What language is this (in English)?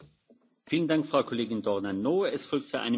Polish